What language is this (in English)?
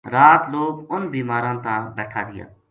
Gujari